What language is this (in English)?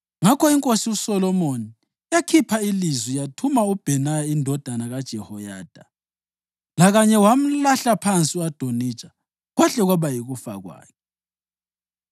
North Ndebele